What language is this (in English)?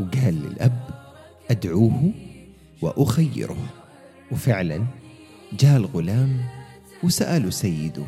Arabic